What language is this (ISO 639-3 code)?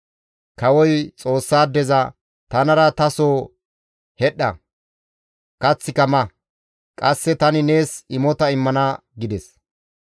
gmv